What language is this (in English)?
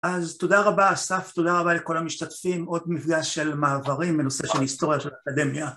Hebrew